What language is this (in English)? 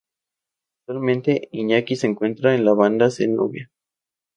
Spanish